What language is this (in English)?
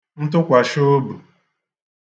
Igbo